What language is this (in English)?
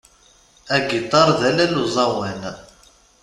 Kabyle